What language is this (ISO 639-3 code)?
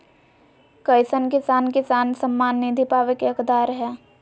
mag